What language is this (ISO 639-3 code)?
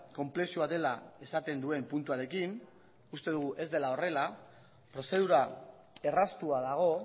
eus